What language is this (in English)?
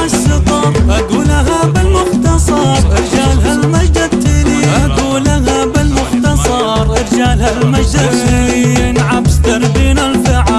Arabic